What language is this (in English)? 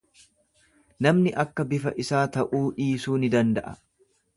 Oromo